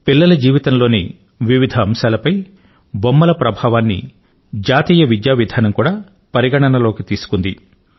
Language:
Telugu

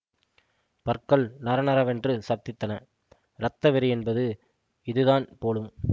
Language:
Tamil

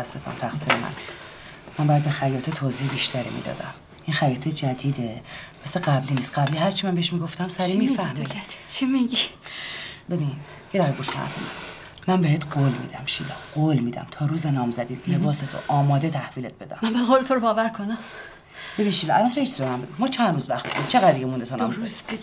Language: Persian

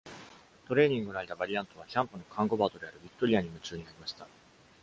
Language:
Japanese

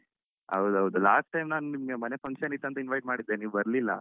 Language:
Kannada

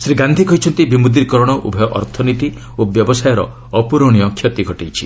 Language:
Odia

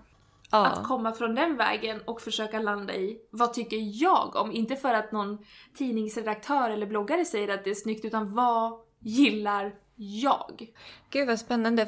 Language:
Swedish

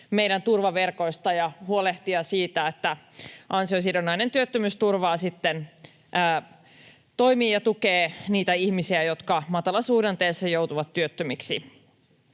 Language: Finnish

